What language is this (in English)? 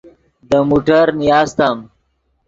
Yidgha